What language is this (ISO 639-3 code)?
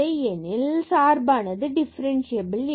tam